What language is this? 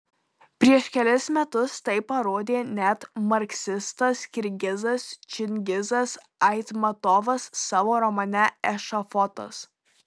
Lithuanian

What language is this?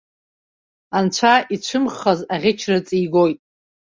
Abkhazian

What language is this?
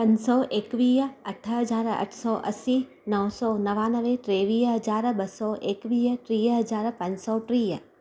Sindhi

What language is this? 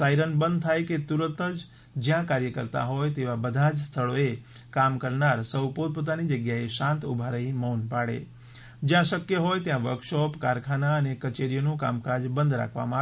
Gujarati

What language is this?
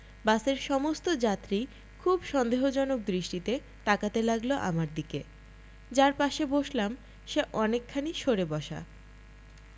Bangla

